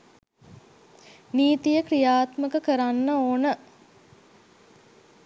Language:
Sinhala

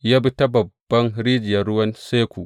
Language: Hausa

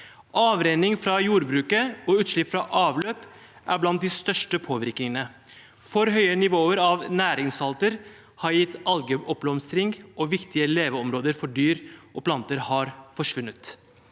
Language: Norwegian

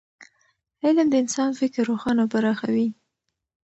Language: Pashto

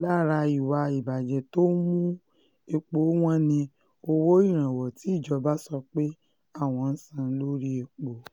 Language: Yoruba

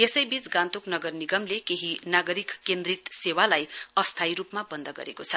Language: Nepali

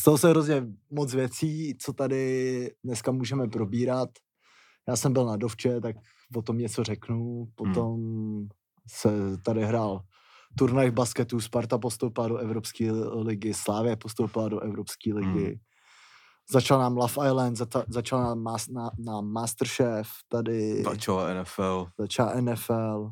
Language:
Czech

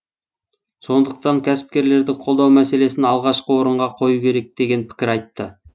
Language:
Kazakh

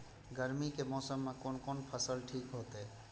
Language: Maithili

